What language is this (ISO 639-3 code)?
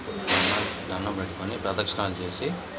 tel